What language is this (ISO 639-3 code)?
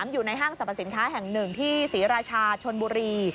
tha